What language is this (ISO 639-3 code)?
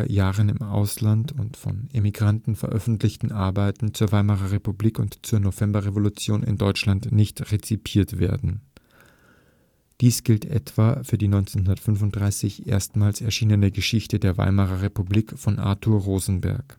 deu